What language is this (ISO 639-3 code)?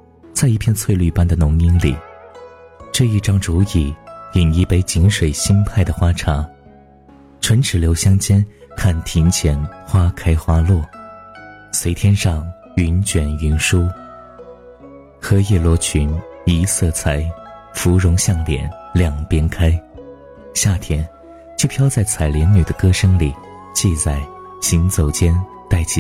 zho